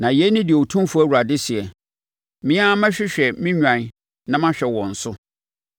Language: Akan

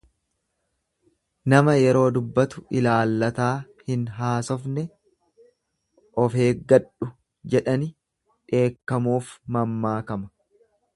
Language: Oromo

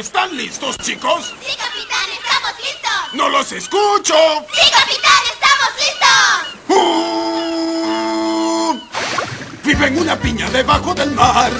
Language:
Spanish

